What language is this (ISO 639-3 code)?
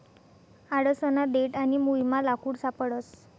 mar